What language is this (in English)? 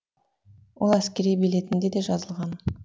Kazakh